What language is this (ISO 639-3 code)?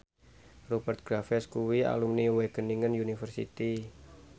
jav